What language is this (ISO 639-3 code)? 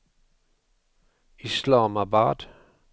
swe